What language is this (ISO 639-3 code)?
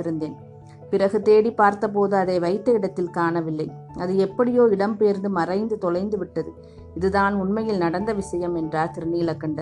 tam